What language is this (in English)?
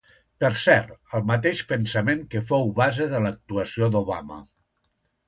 Catalan